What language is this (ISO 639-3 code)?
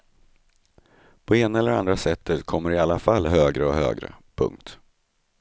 swe